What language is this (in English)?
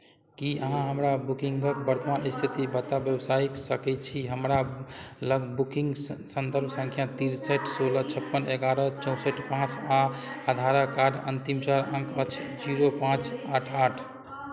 Maithili